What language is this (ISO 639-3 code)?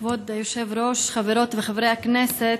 heb